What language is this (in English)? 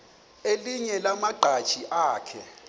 Xhosa